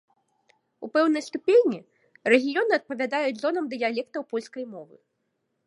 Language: Belarusian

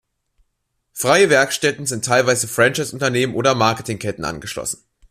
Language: German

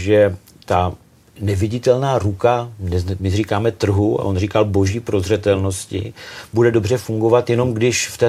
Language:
Czech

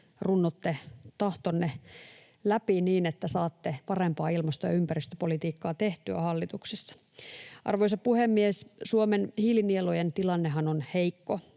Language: Finnish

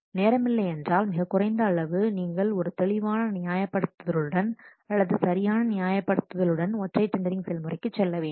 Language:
Tamil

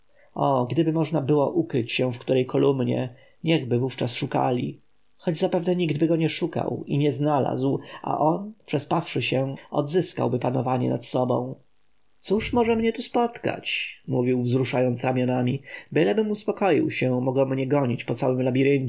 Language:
Polish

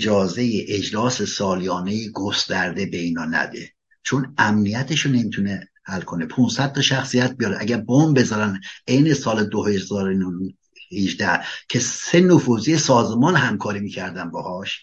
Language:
Persian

